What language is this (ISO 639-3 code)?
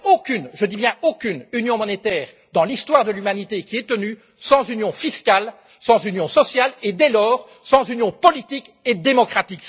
fra